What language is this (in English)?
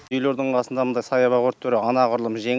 Kazakh